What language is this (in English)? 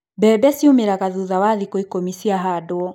Kikuyu